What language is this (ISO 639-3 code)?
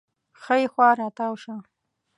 pus